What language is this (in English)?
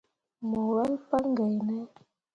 Mundang